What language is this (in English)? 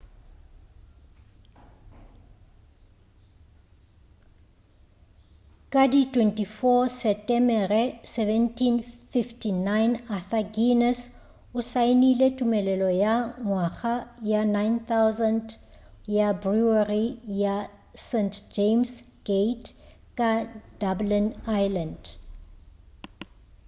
Northern Sotho